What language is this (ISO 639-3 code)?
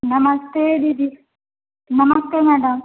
hin